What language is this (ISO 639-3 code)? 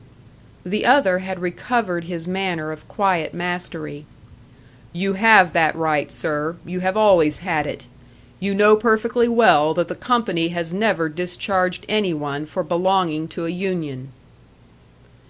eng